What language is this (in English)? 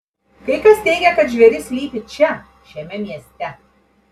Lithuanian